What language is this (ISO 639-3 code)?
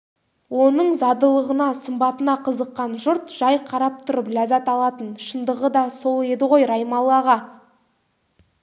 kaz